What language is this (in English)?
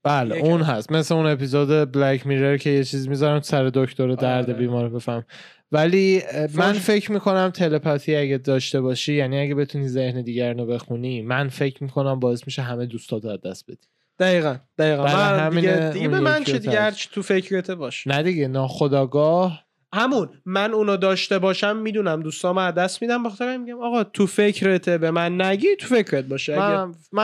Persian